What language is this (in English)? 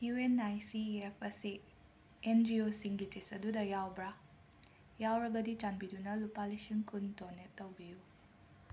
Manipuri